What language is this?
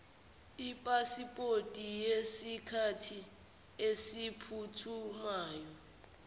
Zulu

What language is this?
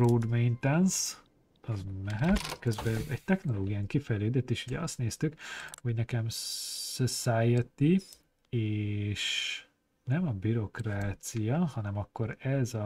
Hungarian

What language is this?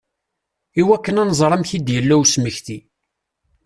Kabyle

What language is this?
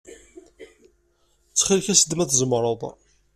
Kabyle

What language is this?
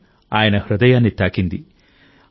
Telugu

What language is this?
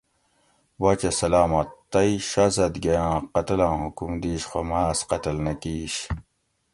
Gawri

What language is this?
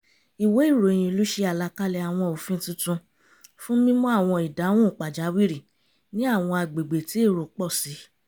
Yoruba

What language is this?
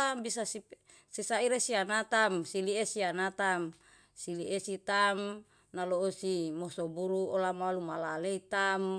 Yalahatan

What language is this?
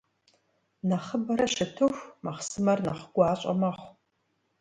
Kabardian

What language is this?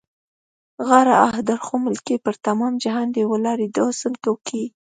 Pashto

